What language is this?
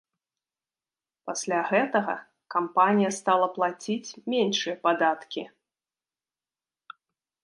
Belarusian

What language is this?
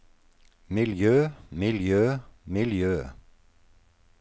Norwegian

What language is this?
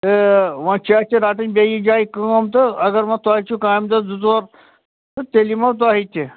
Kashmiri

